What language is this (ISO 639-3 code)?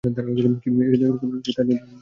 ben